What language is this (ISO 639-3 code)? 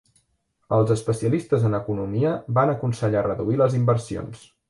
cat